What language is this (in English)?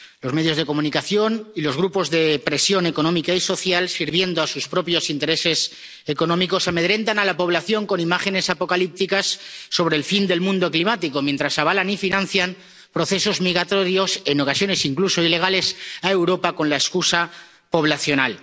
Spanish